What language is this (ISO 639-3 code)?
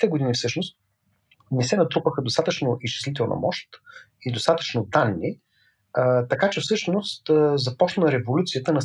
bul